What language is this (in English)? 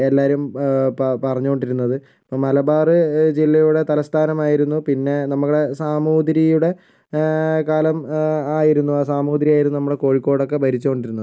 Malayalam